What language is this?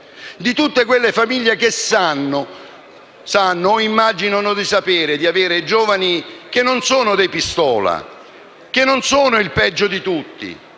Italian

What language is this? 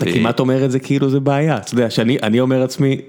Hebrew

